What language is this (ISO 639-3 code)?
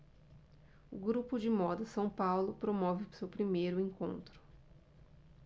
por